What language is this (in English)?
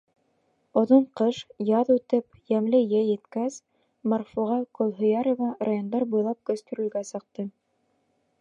Bashkir